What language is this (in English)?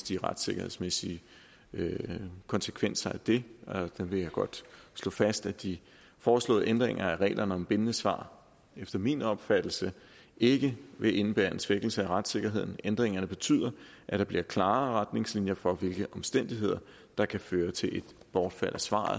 Danish